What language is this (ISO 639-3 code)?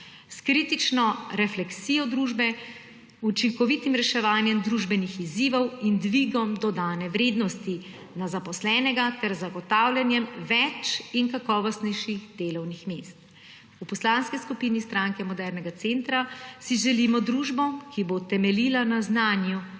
slv